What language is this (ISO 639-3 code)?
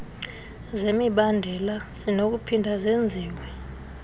xho